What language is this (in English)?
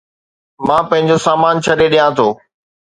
Sindhi